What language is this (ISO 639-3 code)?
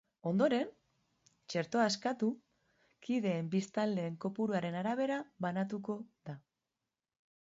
eus